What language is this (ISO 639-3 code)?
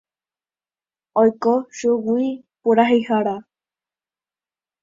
grn